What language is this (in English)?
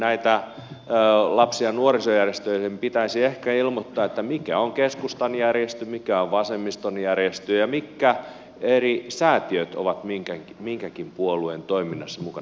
Finnish